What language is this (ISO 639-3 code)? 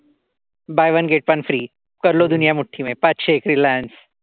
mar